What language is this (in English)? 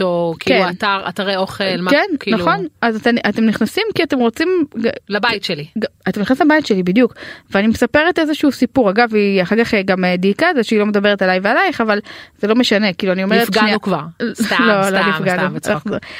Hebrew